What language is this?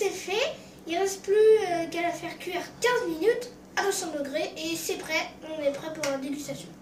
French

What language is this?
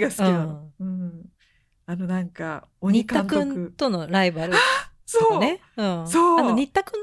Japanese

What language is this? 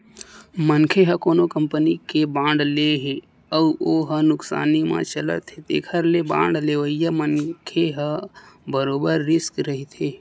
Chhattisgarhi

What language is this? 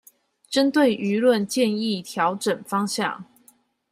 Chinese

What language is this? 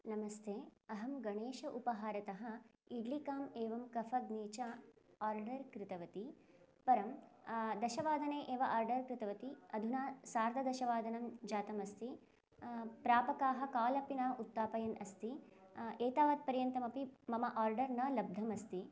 Sanskrit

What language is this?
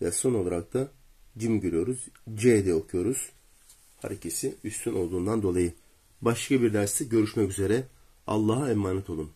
Turkish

